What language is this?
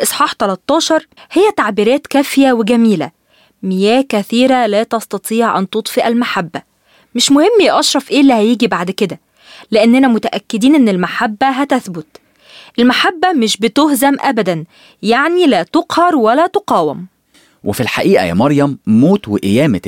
Arabic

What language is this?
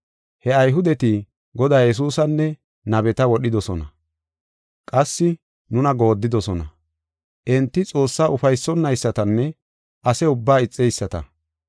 Gofa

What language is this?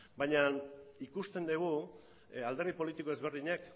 Basque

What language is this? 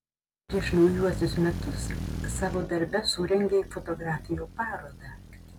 Lithuanian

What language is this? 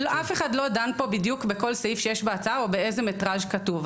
Hebrew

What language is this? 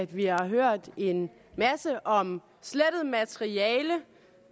Danish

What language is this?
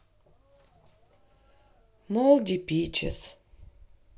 Russian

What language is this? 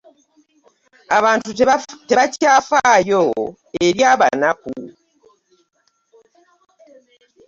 Ganda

